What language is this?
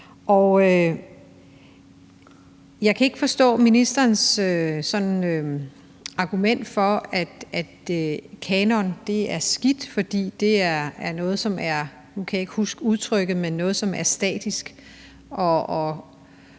Danish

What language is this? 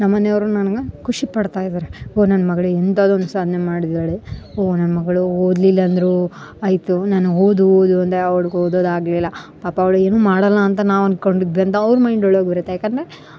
Kannada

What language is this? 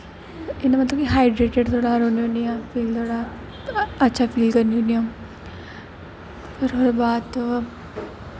Dogri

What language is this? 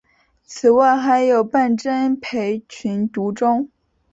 Chinese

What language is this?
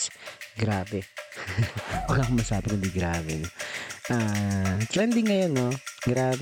Filipino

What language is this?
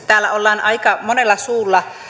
Finnish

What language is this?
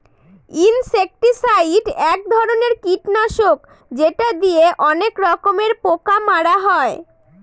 Bangla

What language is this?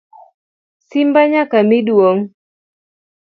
Luo (Kenya and Tanzania)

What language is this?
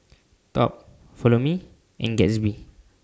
English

